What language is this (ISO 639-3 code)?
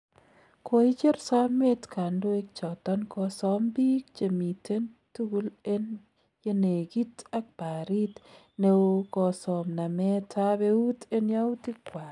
kln